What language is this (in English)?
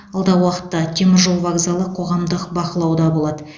Kazakh